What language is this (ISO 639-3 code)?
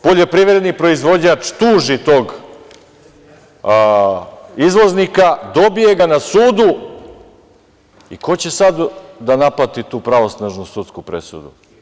srp